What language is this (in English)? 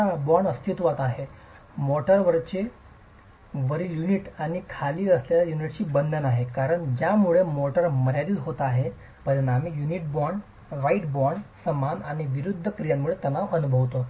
Marathi